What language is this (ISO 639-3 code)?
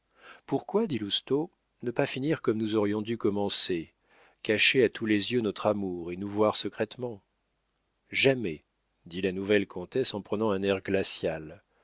fra